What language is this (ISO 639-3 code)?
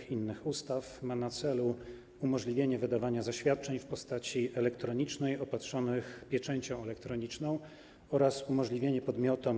pol